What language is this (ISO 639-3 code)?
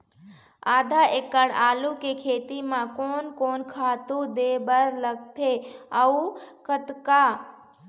hne